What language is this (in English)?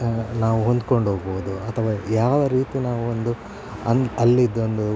Kannada